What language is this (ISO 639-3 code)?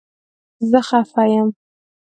pus